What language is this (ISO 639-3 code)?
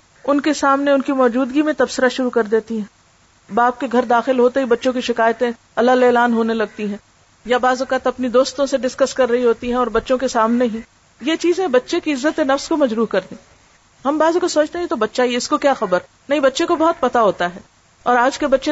urd